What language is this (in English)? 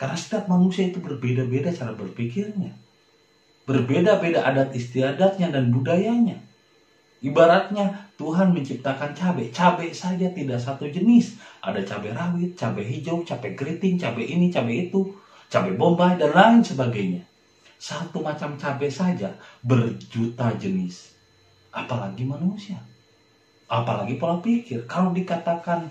Indonesian